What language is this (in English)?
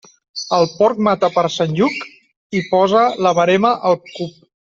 Catalan